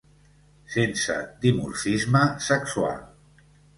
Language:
Catalan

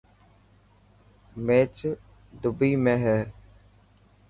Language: Dhatki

